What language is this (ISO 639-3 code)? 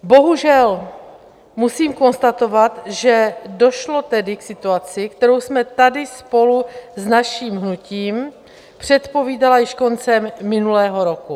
ces